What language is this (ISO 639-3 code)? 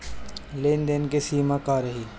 bho